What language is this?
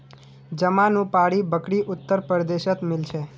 Magahi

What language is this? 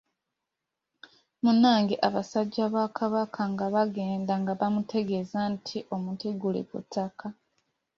Ganda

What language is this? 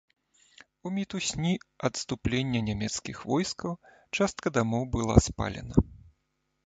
Belarusian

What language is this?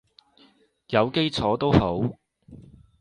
Cantonese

